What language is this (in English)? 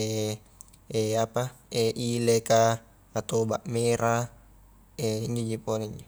Highland Konjo